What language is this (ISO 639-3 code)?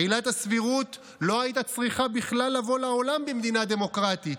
heb